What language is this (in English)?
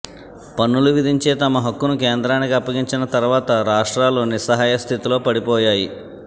Telugu